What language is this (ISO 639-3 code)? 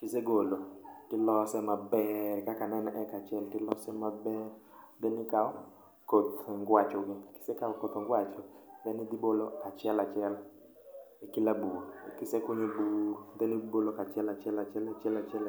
luo